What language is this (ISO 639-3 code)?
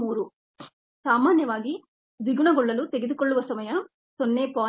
kan